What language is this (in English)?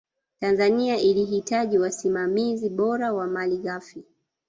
Swahili